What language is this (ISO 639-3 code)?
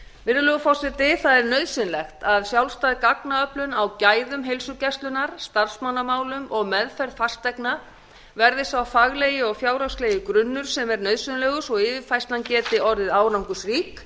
isl